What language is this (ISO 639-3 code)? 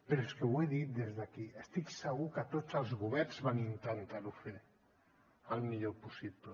cat